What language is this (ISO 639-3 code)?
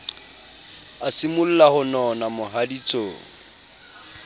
sot